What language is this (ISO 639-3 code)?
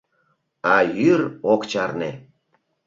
chm